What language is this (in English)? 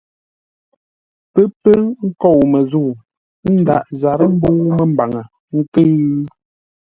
Ngombale